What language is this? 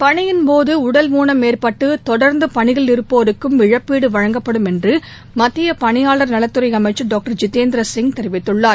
Tamil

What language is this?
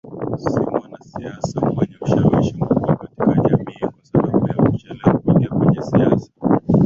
Swahili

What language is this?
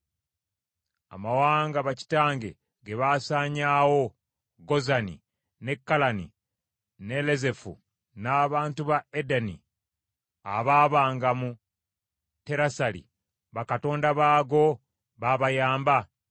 Ganda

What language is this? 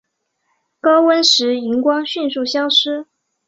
Chinese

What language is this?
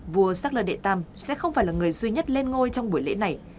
Vietnamese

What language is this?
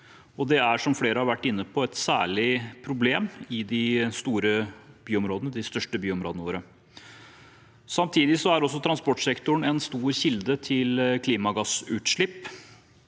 Norwegian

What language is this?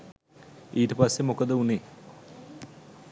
Sinhala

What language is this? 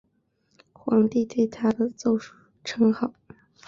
Chinese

